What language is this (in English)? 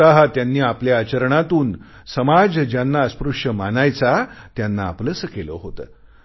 Marathi